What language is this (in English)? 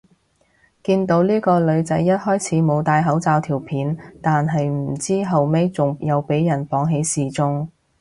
Cantonese